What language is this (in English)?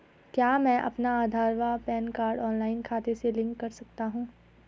Hindi